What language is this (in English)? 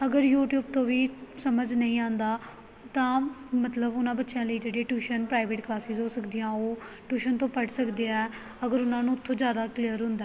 Punjabi